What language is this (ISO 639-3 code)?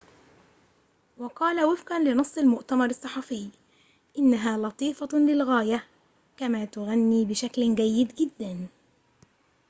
ara